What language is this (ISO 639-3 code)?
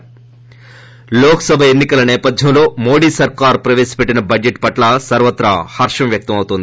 tel